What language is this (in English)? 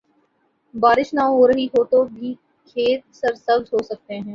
Urdu